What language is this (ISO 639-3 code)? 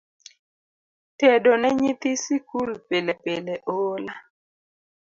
luo